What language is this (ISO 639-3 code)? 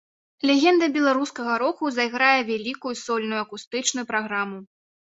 bel